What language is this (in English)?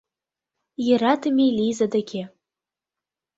Mari